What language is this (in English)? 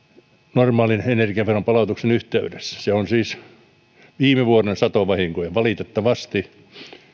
Finnish